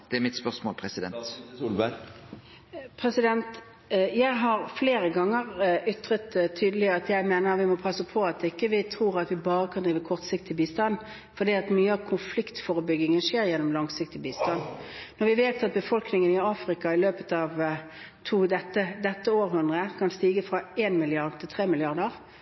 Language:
Norwegian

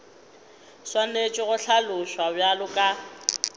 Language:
Northern Sotho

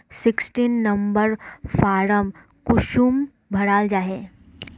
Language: Magahi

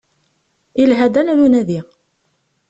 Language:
Kabyle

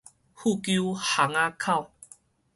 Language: Min Nan Chinese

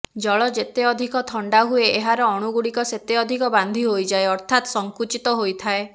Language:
Odia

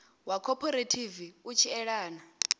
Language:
Venda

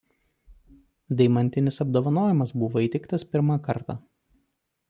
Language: Lithuanian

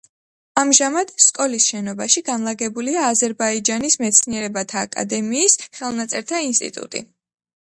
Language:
Georgian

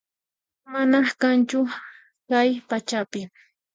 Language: Puno Quechua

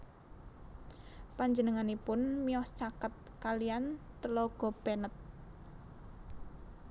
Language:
Javanese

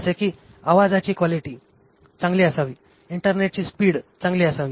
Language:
Marathi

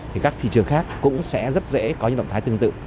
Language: Vietnamese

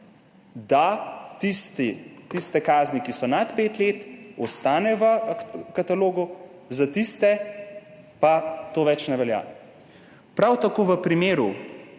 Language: Slovenian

